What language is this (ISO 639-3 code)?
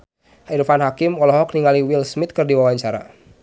sun